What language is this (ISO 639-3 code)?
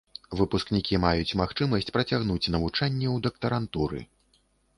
bel